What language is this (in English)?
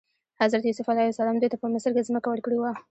Pashto